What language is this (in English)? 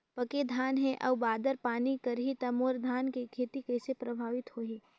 Chhattisgarhi